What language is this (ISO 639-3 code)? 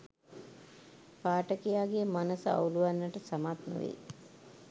sin